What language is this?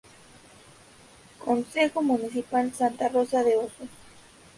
Spanish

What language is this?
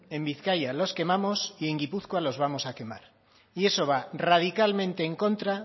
Spanish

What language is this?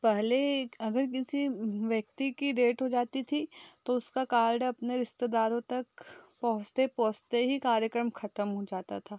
Hindi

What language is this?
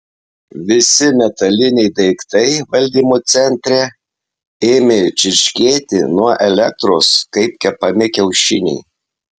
Lithuanian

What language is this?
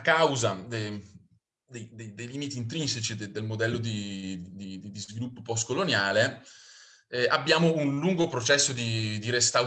Italian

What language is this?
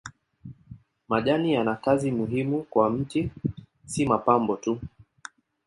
Swahili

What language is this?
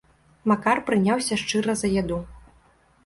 Belarusian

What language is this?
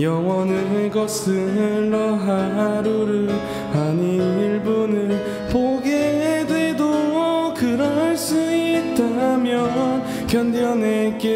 Korean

